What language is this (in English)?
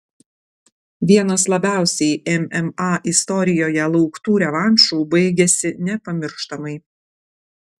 Lithuanian